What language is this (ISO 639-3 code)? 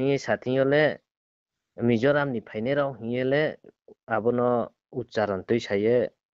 ben